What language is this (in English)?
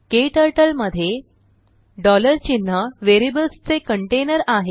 Marathi